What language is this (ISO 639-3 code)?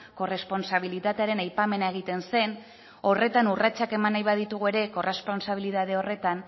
eus